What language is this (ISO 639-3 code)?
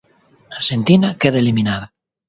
glg